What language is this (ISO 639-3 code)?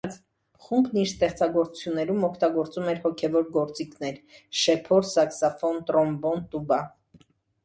hye